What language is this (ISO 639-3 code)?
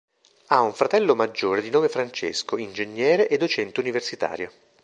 ita